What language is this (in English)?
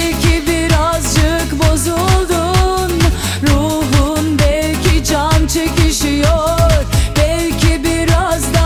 Turkish